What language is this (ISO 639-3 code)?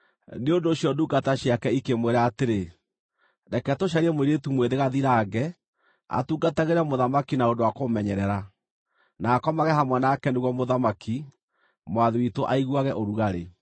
kik